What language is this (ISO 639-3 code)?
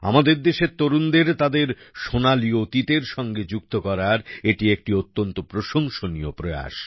ben